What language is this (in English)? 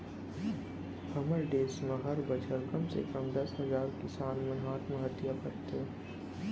Chhattisgarhi